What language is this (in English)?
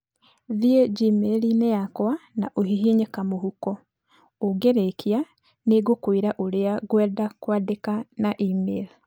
Kikuyu